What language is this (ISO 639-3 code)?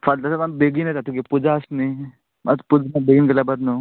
kok